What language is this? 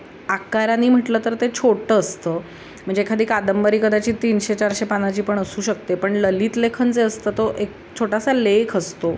Marathi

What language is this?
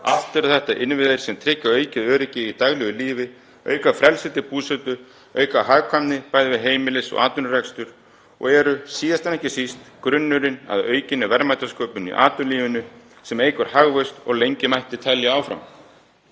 Icelandic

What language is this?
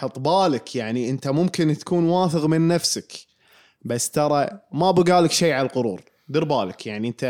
Arabic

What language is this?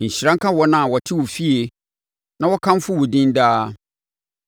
Akan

